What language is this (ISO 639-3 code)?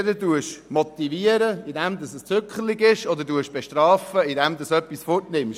gsw